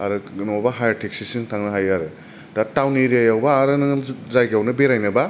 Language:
Bodo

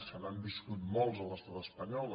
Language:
Catalan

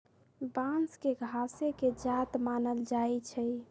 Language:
Magahi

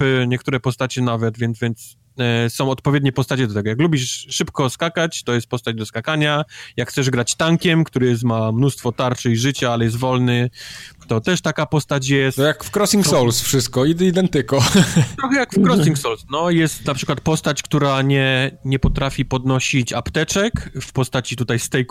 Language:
Polish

